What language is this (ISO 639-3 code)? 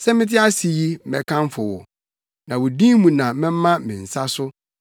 aka